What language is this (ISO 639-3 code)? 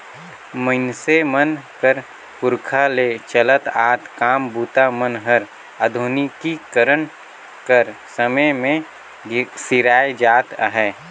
hne